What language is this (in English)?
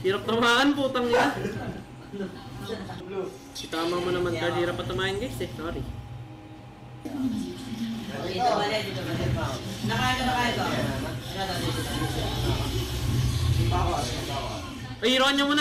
Filipino